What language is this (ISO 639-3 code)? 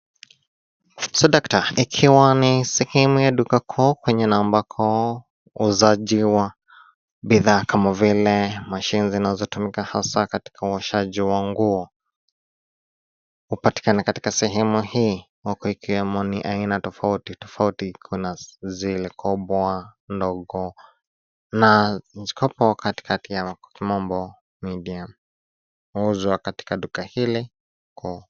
swa